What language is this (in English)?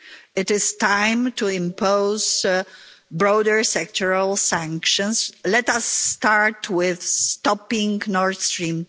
English